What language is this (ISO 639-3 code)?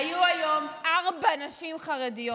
heb